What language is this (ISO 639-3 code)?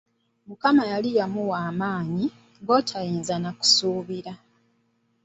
lug